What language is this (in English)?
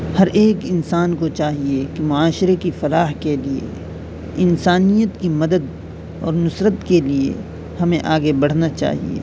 Urdu